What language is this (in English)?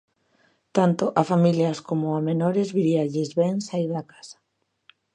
Galician